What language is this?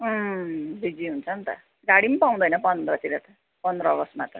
Nepali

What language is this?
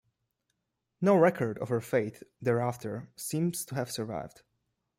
English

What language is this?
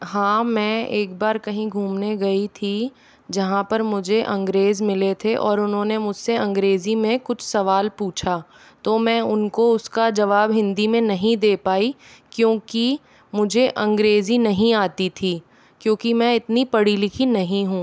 Hindi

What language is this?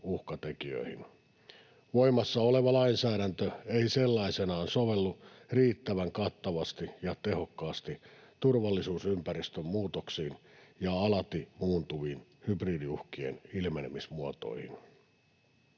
Finnish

